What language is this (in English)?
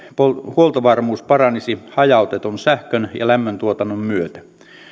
Finnish